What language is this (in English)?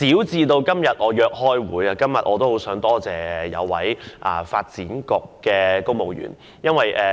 Cantonese